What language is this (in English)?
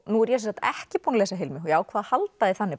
Icelandic